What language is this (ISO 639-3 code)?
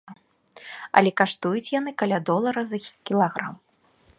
bel